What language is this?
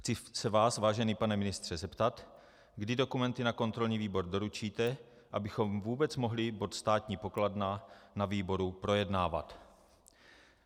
Czech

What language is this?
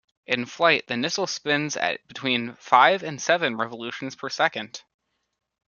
English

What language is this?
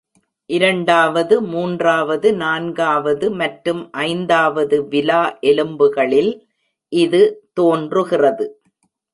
Tamil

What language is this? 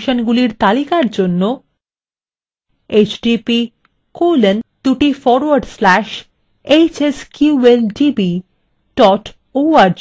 Bangla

